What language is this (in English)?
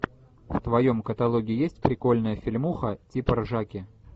Russian